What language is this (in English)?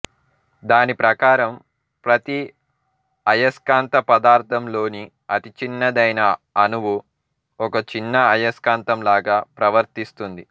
Telugu